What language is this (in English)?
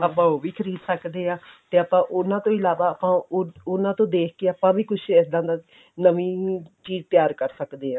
Punjabi